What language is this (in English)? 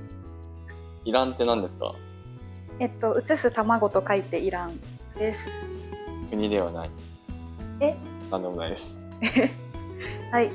Japanese